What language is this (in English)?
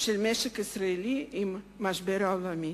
Hebrew